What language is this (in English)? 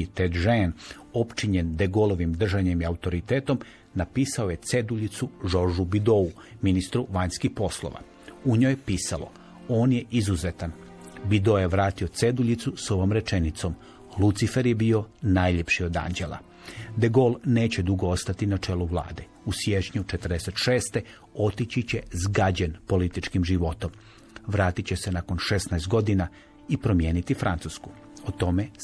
Croatian